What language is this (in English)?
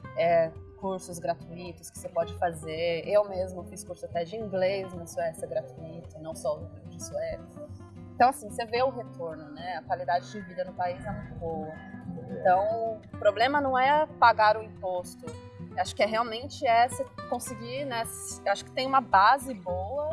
Portuguese